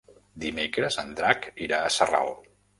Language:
Catalan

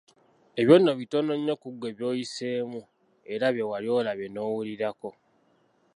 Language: Ganda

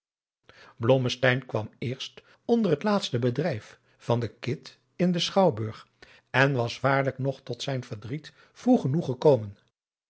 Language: Dutch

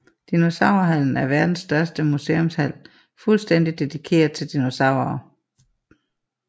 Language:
Danish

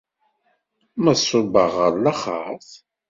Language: Kabyle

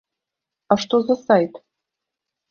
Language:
Belarusian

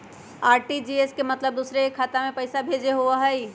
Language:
Magahi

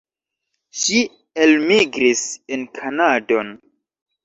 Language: Esperanto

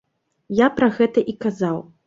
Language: Belarusian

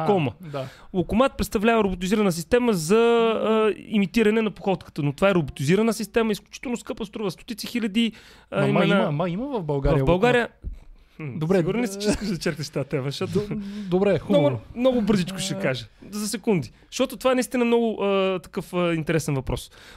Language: Bulgarian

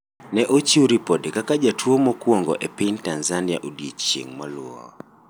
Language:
Luo (Kenya and Tanzania)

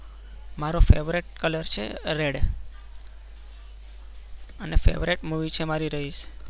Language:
Gujarati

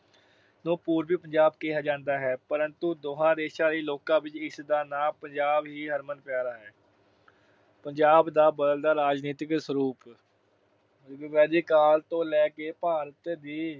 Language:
Punjabi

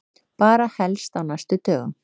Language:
Icelandic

